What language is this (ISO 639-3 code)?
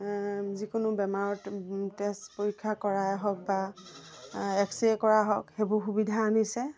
asm